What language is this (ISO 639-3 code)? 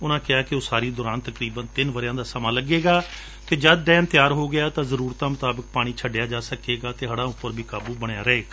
pan